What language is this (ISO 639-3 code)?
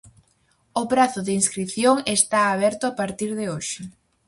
glg